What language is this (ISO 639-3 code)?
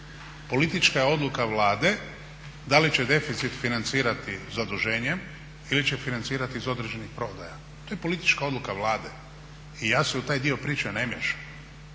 hrv